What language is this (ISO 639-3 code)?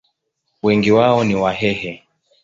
swa